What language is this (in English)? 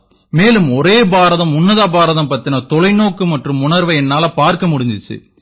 Tamil